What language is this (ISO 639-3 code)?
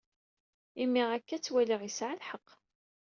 kab